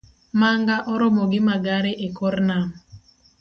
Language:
Luo (Kenya and Tanzania)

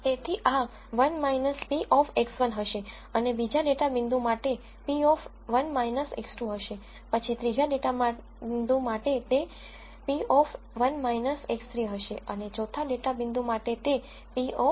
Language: Gujarati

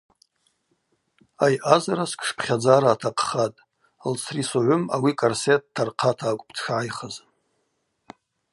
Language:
Abaza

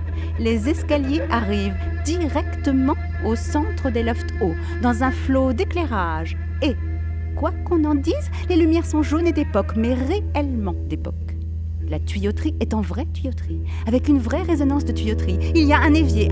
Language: French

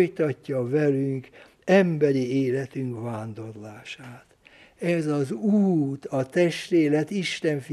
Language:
Hungarian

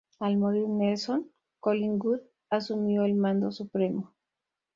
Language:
Spanish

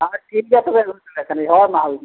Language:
Santali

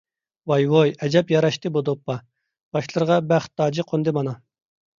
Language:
Uyghur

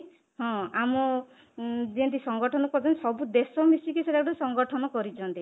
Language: Odia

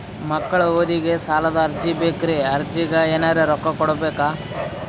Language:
Kannada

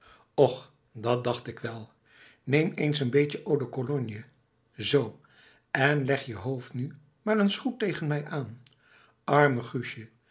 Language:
Dutch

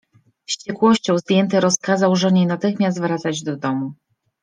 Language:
Polish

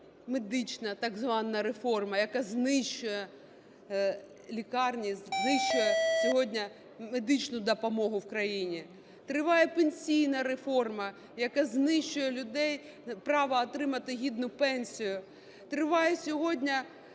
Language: Ukrainian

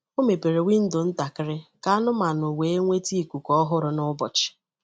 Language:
Igbo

